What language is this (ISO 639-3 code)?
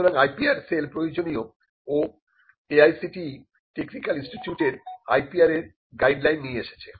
ben